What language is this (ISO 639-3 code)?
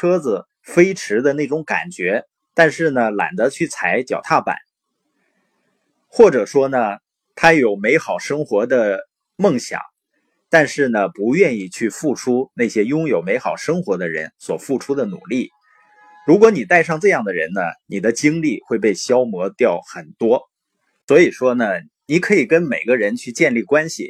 zho